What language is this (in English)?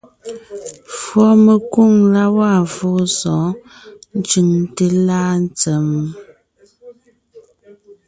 Ngiemboon